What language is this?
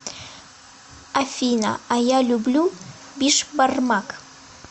Russian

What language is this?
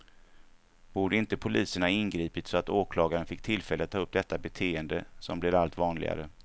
Swedish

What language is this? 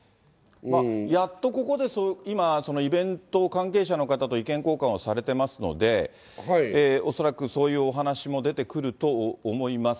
Japanese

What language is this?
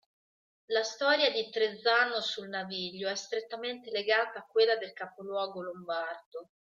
Italian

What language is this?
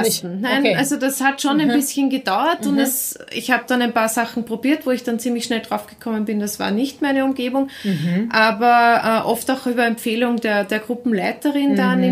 German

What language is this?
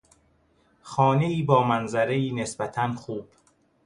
Persian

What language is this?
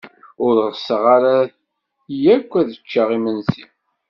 Kabyle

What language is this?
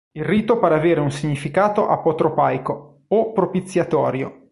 Italian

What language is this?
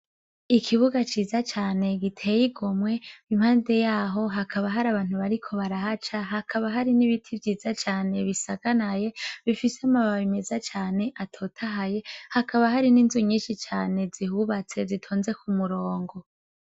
Rundi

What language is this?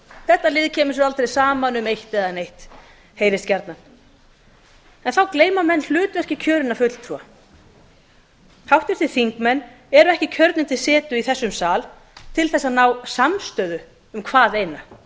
Icelandic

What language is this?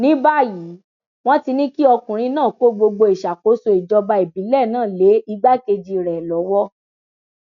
Yoruba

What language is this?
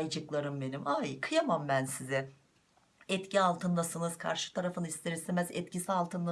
Turkish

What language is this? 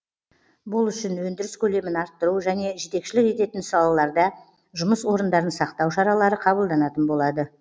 Kazakh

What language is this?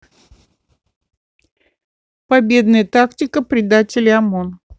Russian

